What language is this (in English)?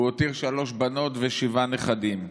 Hebrew